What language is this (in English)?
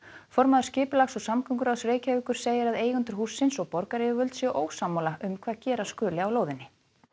Icelandic